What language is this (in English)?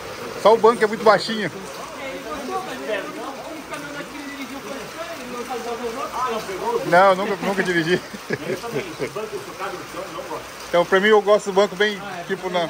Portuguese